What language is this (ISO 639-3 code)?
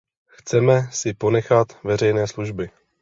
ces